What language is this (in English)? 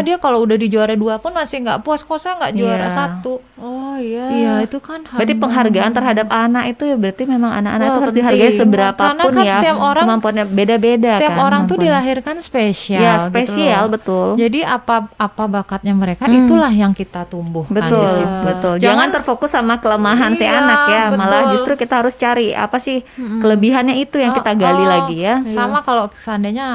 Indonesian